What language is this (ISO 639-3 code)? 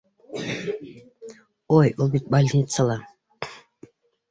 bak